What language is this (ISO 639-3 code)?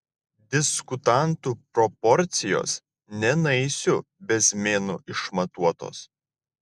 lit